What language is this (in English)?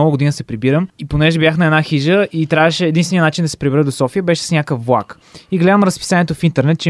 Bulgarian